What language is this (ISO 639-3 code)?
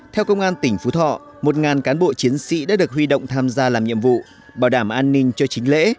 vie